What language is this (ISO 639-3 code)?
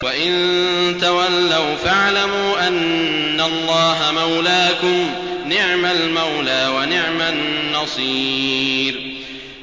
ara